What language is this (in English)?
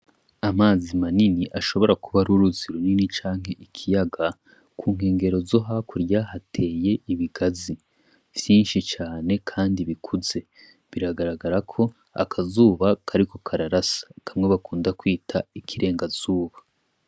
Rundi